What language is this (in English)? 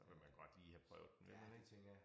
Danish